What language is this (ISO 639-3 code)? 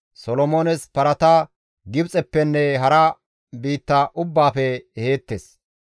gmv